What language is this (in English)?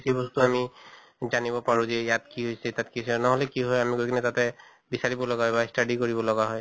Assamese